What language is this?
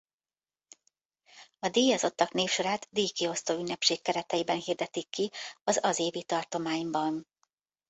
Hungarian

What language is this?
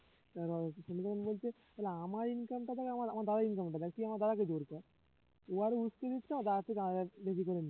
Bangla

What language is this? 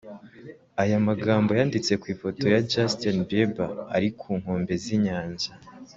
Kinyarwanda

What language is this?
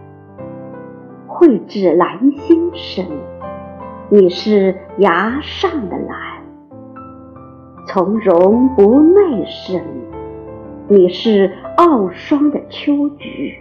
Chinese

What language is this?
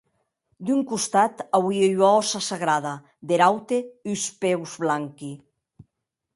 Occitan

